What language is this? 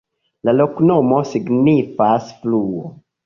Esperanto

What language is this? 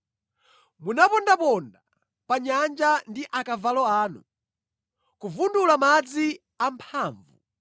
Nyanja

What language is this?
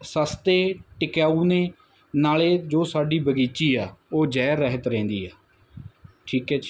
Punjabi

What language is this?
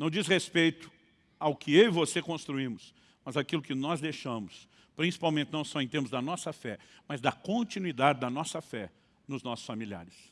Portuguese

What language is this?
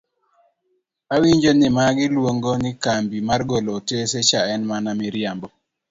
Luo (Kenya and Tanzania)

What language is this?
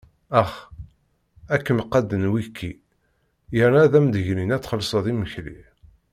Kabyle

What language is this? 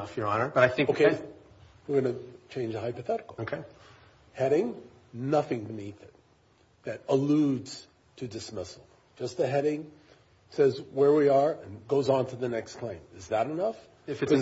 English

